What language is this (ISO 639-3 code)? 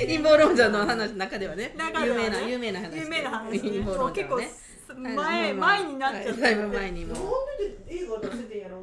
jpn